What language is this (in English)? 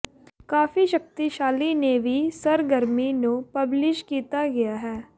Punjabi